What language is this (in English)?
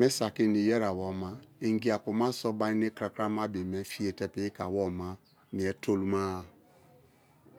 Kalabari